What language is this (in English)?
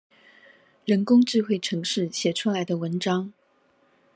Chinese